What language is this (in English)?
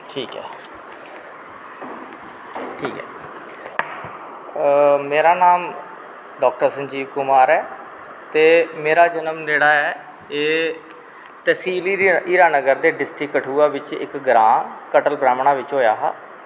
Dogri